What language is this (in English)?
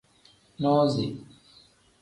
Tem